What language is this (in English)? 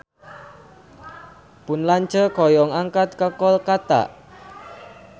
Sundanese